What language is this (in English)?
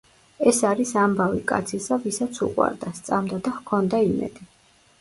Georgian